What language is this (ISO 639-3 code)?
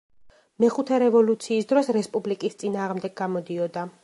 kat